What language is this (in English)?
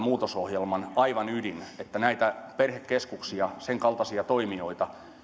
Finnish